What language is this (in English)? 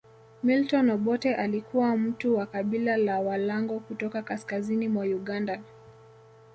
Swahili